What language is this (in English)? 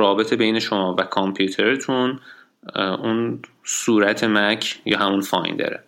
Persian